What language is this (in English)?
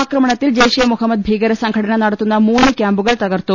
Malayalam